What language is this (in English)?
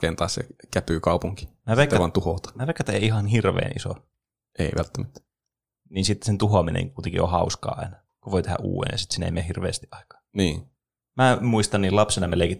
Finnish